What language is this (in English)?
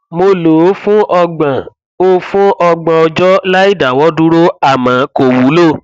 Yoruba